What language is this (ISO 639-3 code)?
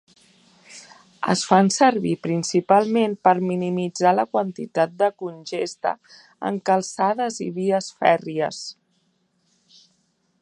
cat